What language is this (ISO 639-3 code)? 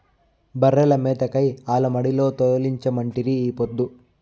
tel